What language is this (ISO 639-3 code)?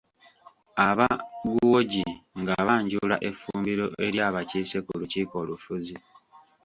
lug